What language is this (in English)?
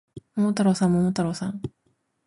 Japanese